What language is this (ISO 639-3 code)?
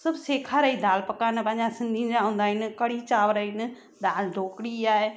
snd